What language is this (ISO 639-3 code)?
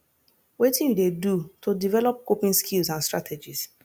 pcm